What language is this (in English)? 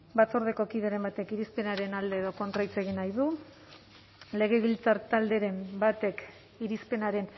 Basque